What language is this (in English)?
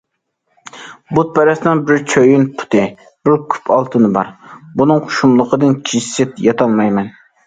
Uyghur